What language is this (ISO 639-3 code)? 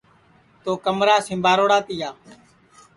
ssi